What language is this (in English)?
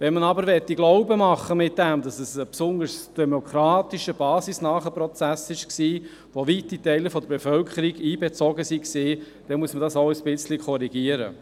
Swiss German